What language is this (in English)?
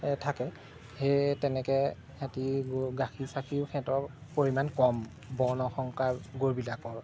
Assamese